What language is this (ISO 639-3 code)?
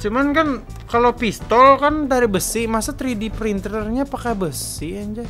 ind